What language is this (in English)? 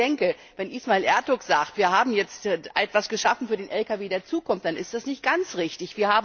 German